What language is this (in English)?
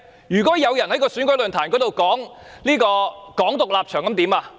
Cantonese